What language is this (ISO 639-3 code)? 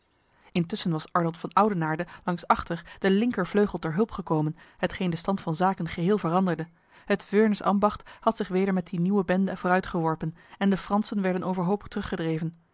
nld